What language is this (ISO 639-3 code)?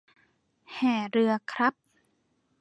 tha